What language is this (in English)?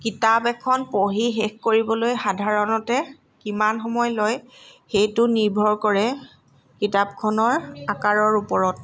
Assamese